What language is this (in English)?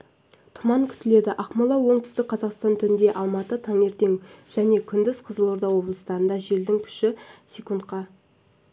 Kazakh